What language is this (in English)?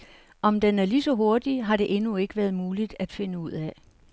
Danish